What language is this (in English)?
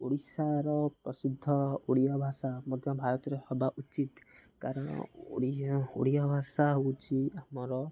Odia